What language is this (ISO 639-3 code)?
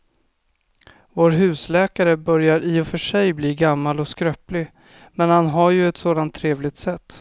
swe